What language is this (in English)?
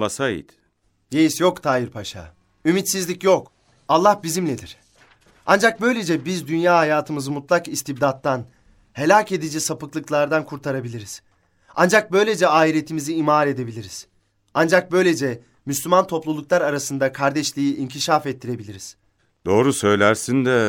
Turkish